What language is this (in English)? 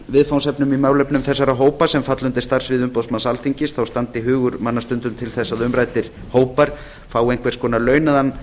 Icelandic